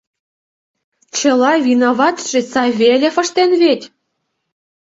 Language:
Mari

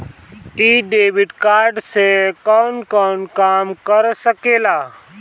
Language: Bhojpuri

